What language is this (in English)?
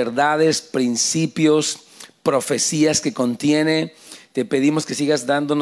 Spanish